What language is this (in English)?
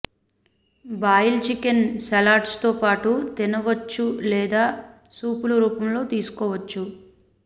Telugu